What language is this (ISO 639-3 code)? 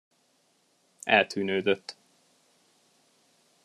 hun